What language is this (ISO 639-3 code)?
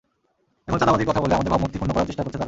ben